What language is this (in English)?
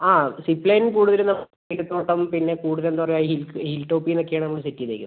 Malayalam